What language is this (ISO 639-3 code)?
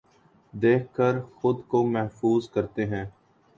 urd